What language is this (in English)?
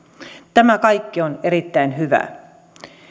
Finnish